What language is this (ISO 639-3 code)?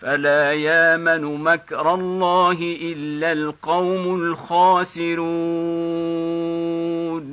ara